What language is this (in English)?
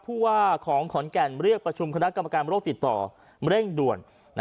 Thai